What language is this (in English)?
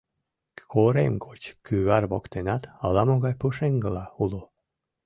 Mari